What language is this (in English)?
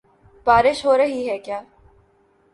Urdu